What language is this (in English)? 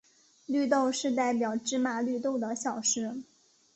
Chinese